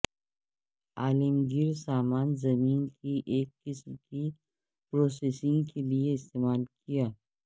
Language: Urdu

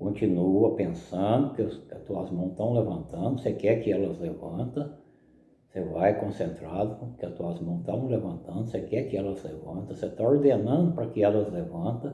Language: Portuguese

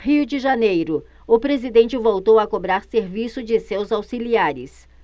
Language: Portuguese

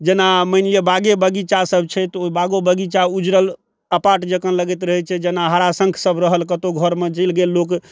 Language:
Maithili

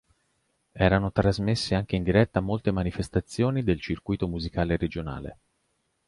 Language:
Italian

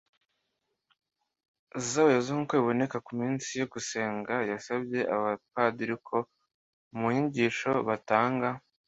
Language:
Kinyarwanda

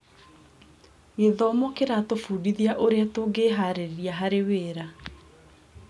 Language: Kikuyu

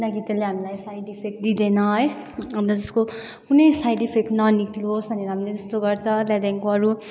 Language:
Nepali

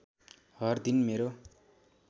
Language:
Nepali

